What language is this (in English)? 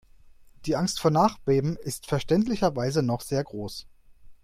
German